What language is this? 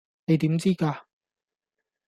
Cantonese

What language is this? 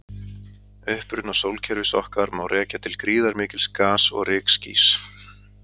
Icelandic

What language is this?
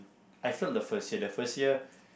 English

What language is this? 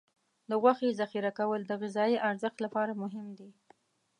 Pashto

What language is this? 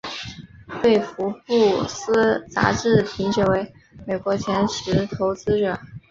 Chinese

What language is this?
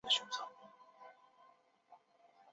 Chinese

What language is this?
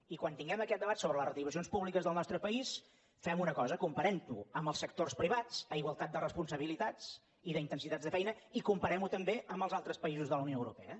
Catalan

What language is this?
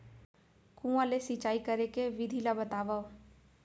Chhattisgarhi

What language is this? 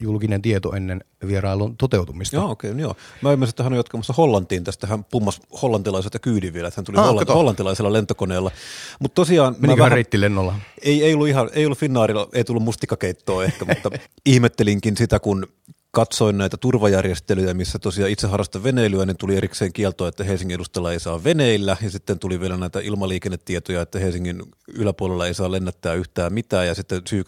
Finnish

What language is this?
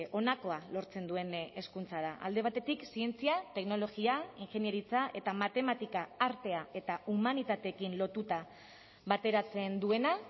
Basque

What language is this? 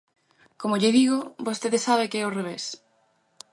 Galician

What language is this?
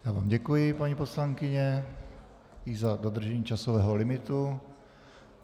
Czech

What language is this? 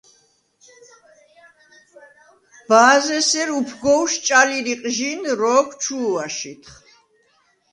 Svan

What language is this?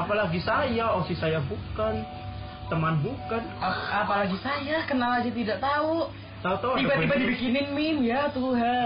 Indonesian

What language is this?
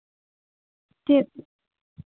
Santali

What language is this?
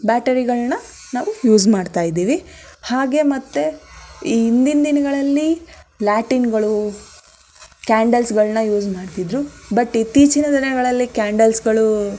Kannada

